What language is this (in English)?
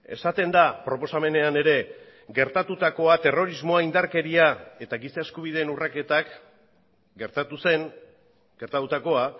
Basque